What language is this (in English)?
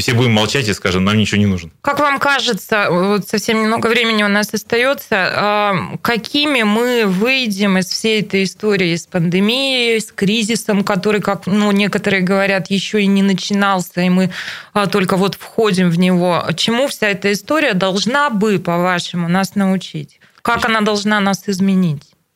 Russian